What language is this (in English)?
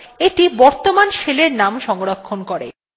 Bangla